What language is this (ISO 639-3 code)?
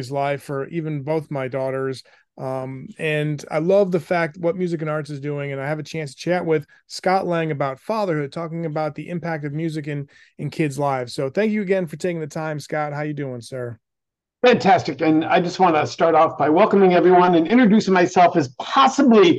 eng